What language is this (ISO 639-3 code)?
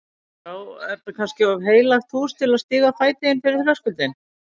isl